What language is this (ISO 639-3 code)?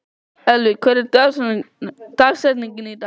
isl